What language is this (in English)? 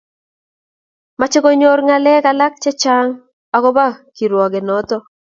Kalenjin